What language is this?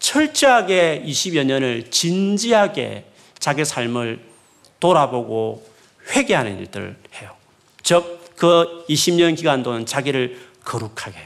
Korean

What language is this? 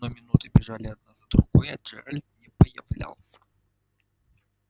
Russian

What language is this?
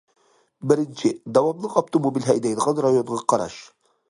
Uyghur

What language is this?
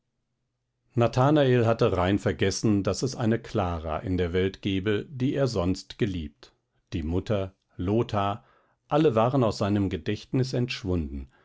German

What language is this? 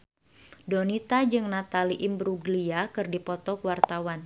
Sundanese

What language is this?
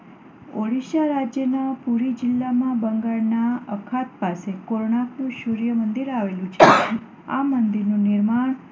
Gujarati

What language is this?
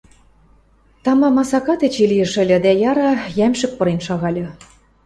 Western Mari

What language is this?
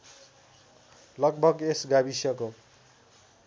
Nepali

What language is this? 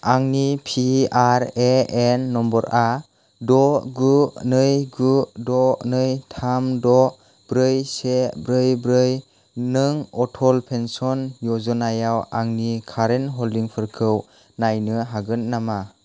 Bodo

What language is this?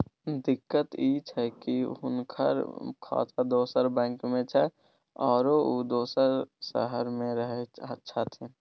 Maithili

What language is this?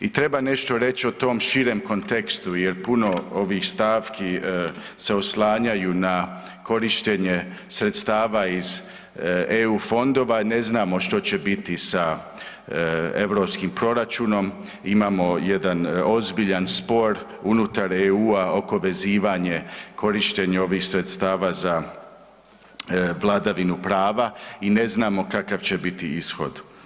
Croatian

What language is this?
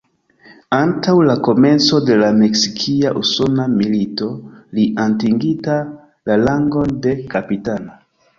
Esperanto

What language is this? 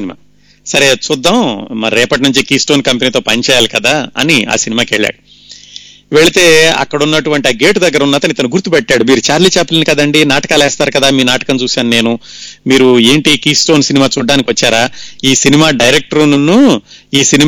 Telugu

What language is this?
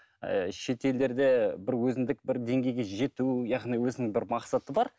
Kazakh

